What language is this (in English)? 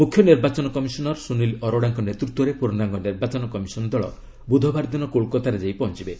Odia